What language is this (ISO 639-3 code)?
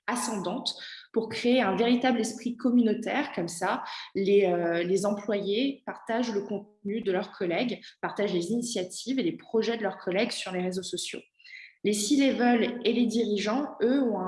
fra